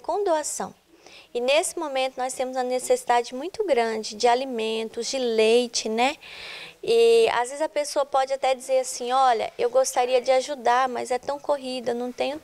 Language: Portuguese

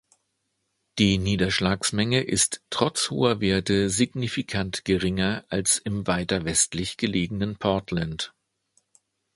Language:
German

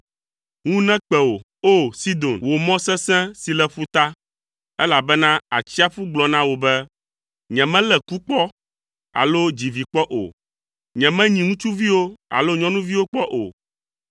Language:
Ewe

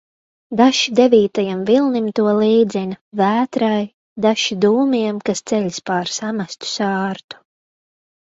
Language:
Latvian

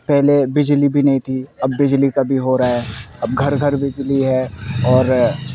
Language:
Urdu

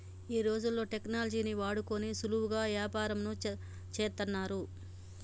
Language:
Telugu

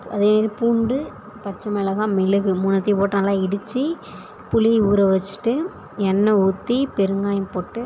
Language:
Tamil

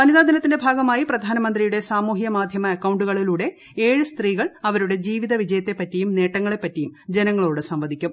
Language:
Malayalam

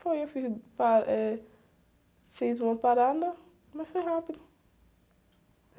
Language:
Portuguese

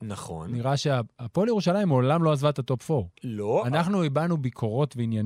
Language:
Hebrew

